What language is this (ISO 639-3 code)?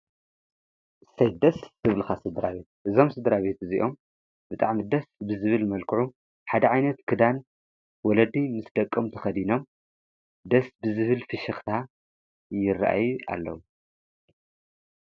tir